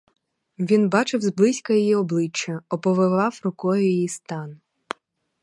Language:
Ukrainian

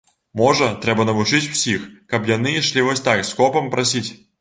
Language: Belarusian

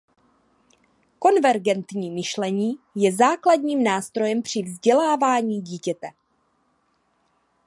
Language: Czech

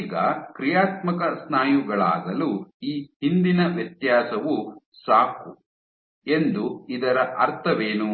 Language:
Kannada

